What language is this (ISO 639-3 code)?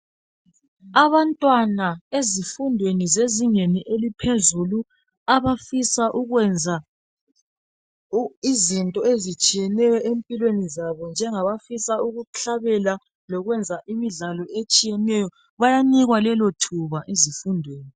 nde